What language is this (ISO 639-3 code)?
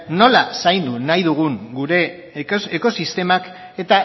eus